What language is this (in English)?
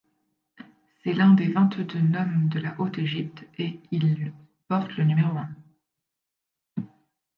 French